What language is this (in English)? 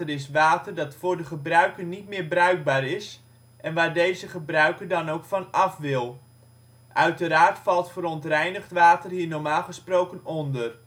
Dutch